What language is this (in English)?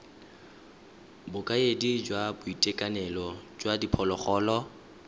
Tswana